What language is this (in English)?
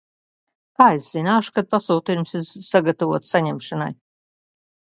Latvian